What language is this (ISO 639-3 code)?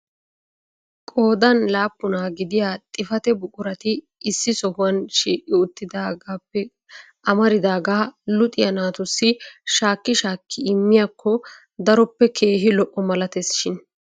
wal